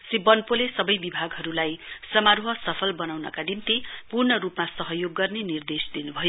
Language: Nepali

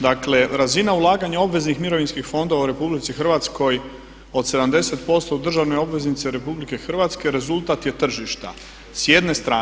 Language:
Croatian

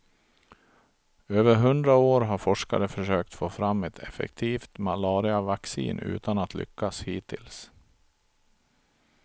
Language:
Swedish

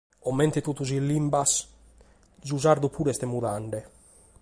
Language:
Sardinian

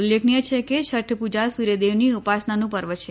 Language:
Gujarati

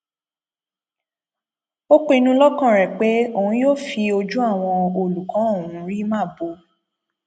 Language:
Yoruba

